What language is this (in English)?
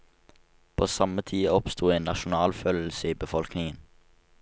Norwegian